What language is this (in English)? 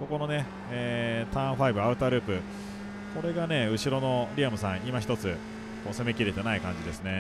Japanese